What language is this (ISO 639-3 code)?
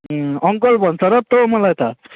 nep